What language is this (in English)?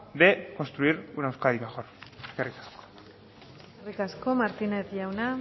Basque